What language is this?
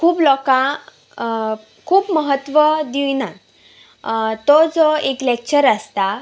Konkani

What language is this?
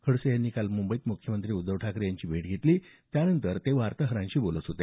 Marathi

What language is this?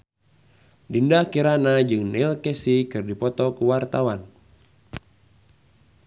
Sundanese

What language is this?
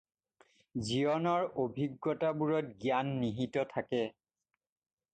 Assamese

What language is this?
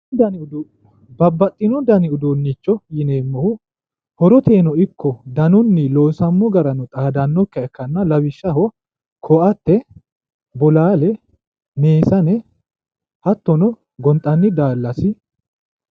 Sidamo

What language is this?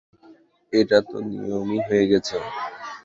Bangla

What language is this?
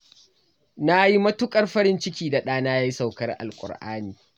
Hausa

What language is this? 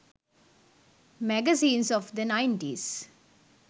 Sinhala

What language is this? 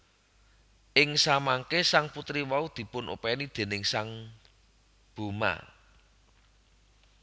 Javanese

